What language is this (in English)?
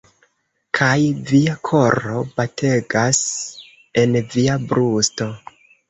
Esperanto